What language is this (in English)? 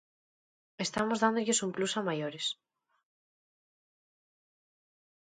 Galician